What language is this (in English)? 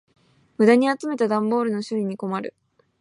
Japanese